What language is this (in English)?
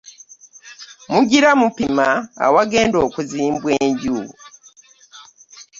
Ganda